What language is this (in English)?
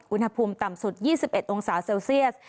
Thai